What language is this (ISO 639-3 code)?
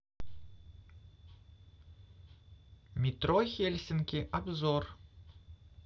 rus